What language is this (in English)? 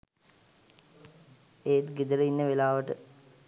Sinhala